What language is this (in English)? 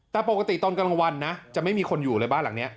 Thai